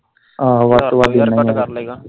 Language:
Punjabi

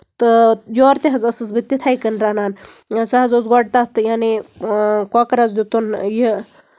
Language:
Kashmiri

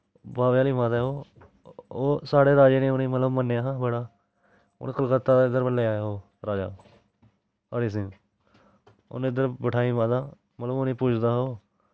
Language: Dogri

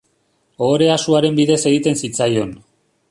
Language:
Basque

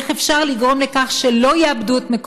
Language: Hebrew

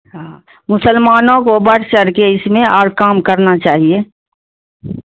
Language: Urdu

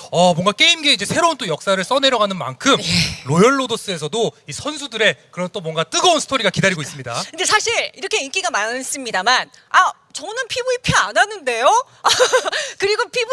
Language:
Korean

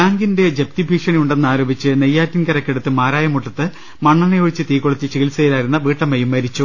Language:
Malayalam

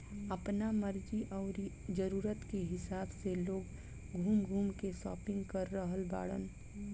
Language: Bhojpuri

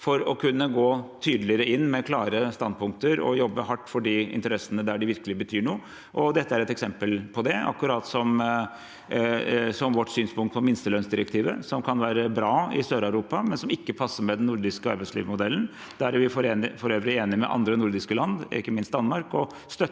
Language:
Norwegian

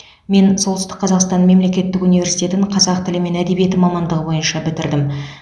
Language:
Kazakh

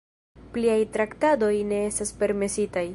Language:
Esperanto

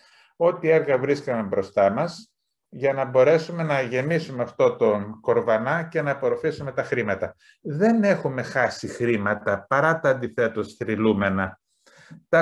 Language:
Greek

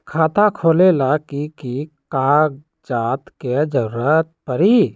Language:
Magahi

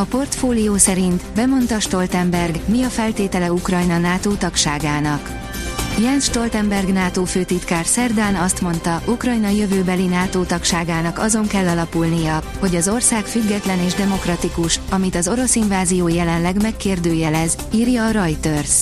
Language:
Hungarian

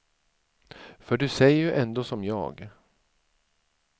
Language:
Swedish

